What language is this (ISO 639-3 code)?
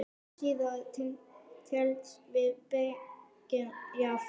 isl